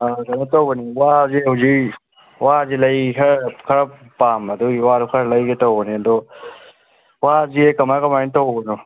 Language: Manipuri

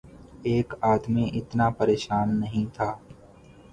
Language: Urdu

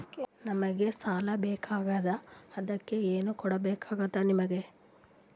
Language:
Kannada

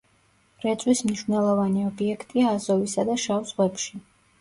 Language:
Georgian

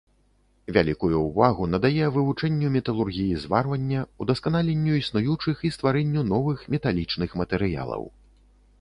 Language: Belarusian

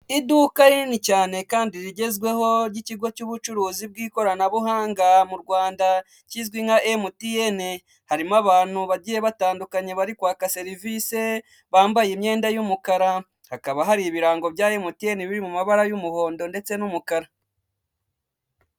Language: Kinyarwanda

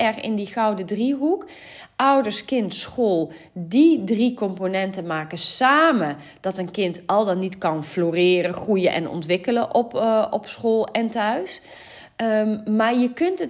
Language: Dutch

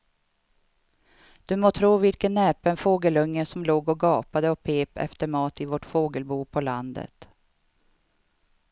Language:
Swedish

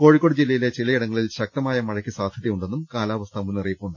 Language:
Malayalam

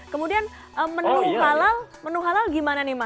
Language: Indonesian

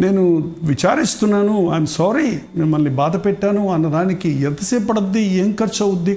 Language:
Telugu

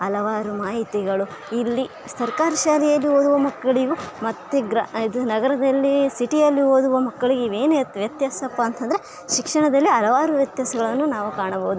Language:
Kannada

